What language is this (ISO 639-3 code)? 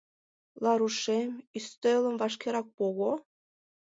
chm